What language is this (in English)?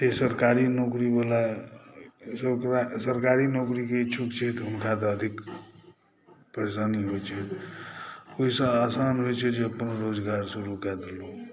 Maithili